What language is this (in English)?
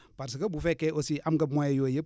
Wolof